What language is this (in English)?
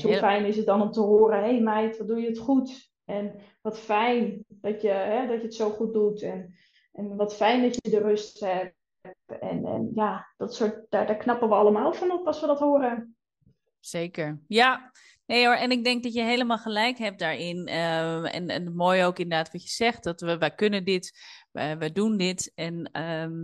Dutch